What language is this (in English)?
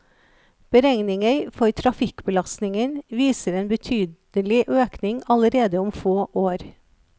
Norwegian